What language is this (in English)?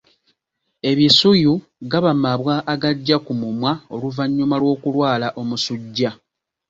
Ganda